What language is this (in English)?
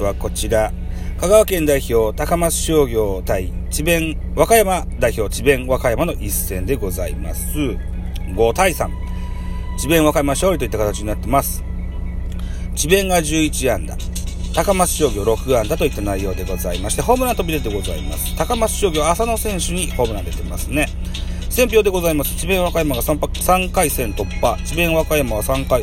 Japanese